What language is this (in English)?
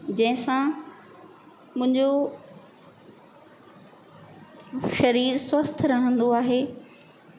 Sindhi